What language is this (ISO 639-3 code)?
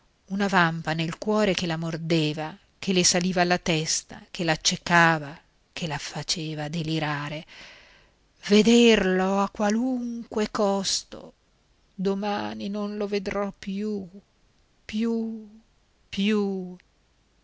ita